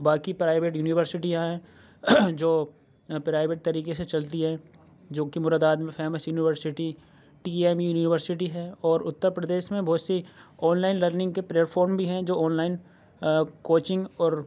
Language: Urdu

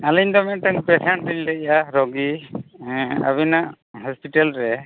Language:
Santali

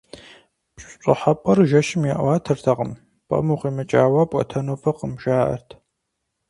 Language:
Kabardian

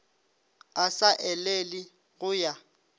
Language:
Northern Sotho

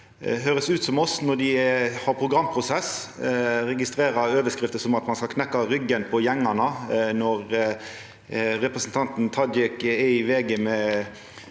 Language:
Norwegian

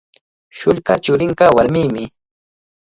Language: Cajatambo North Lima Quechua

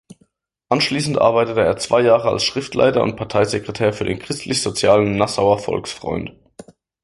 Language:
German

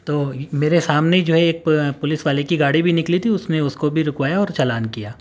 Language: Urdu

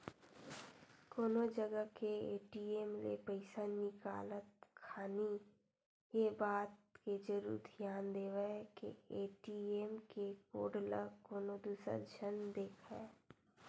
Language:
Chhattisgarhi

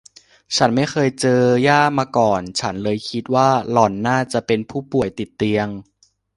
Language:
Thai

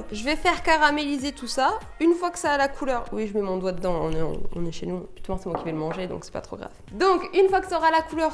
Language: French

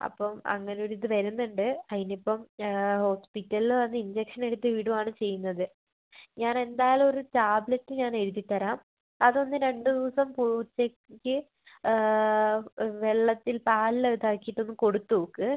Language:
Malayalam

